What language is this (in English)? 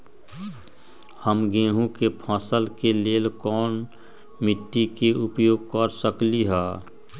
Magahi